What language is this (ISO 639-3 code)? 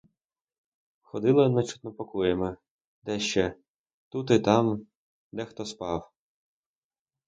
ukr